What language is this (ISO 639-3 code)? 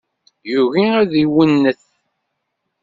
kab